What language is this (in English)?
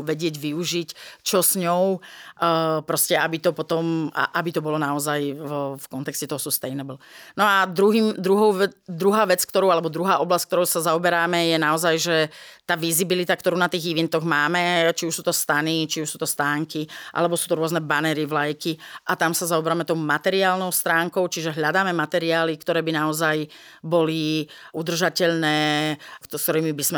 Slovak